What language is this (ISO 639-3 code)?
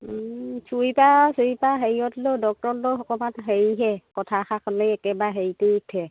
asm